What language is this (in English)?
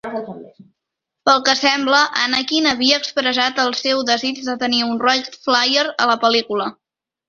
Catalan